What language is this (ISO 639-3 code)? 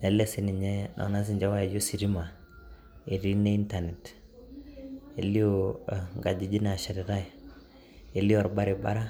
mas